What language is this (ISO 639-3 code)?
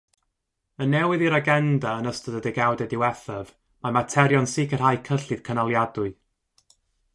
cym